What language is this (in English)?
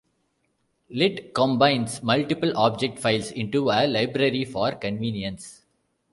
English